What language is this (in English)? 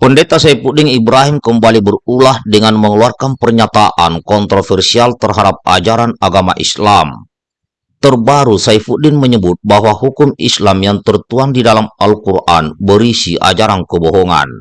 Indonesian